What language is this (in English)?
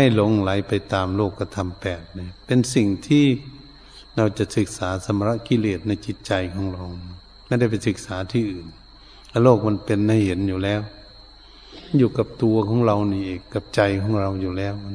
Thai